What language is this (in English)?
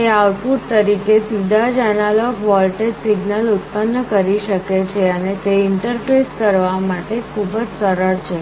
Gujarati